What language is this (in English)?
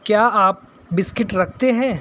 Urdu